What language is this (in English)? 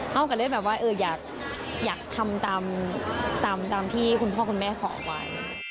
Thai